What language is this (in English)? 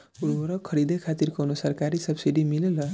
Bhojpuri